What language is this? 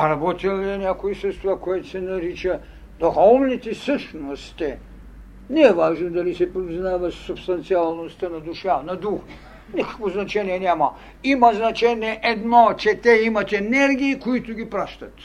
Bulgarian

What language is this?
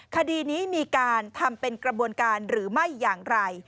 Thai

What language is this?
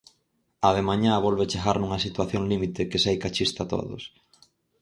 Galician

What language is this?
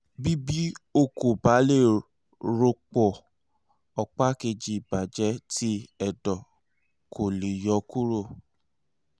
Yoruba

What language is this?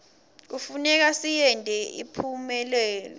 Swati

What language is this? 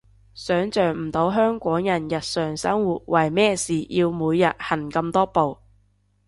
Cantonese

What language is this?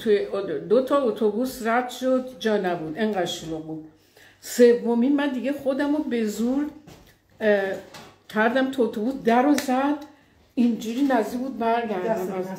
Persian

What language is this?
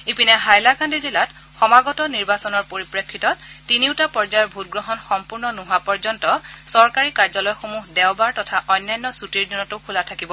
Assamese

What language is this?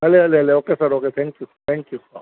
Sindhi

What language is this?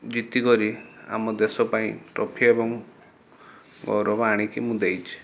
Odia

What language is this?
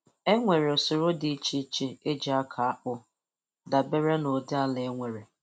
Igbo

